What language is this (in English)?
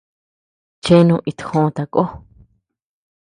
Tepeuxila Cuicatec